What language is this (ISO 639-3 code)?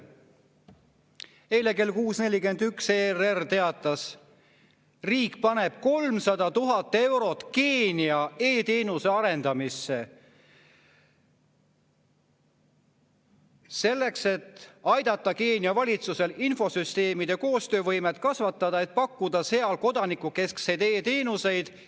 est